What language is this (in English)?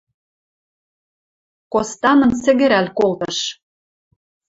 Western Mari